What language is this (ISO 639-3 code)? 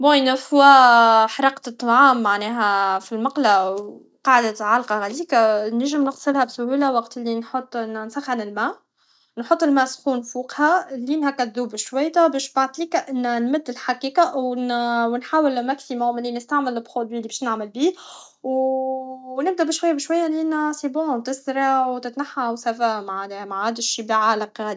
aeb